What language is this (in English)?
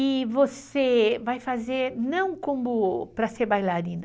Portuguese